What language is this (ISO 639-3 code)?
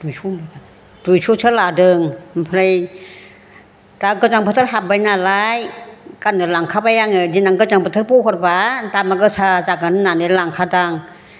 brx